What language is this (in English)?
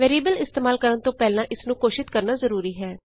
Punjabi